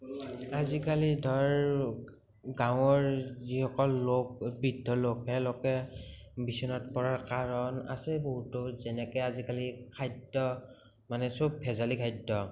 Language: Assamese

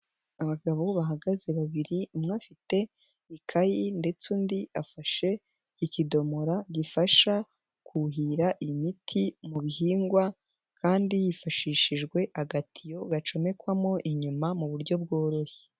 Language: Kinyarwanda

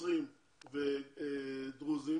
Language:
Hebrew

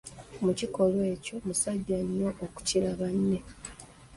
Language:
Ganda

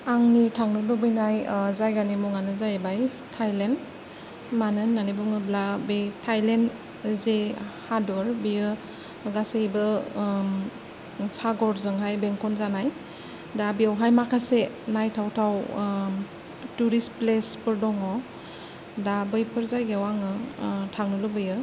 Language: Bodo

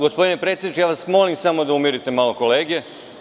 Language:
Serbian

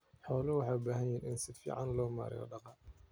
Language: Somali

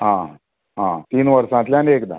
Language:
Konkani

